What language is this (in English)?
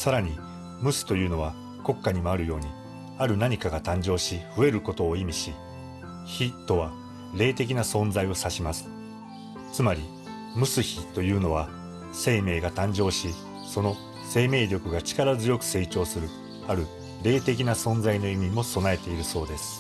Japanese